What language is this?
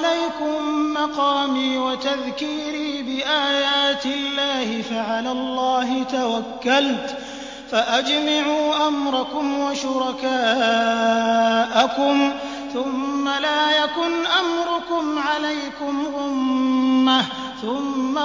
Arabic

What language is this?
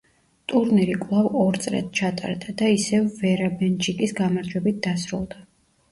Georgian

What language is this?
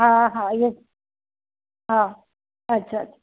Sindhi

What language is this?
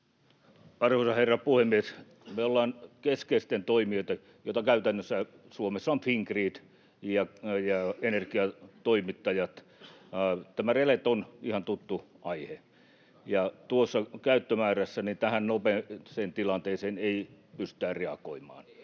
Finnish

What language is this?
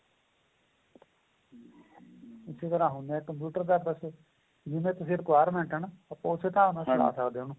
Punjabi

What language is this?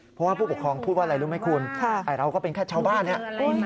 Thai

